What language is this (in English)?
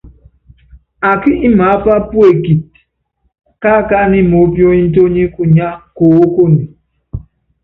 Yangben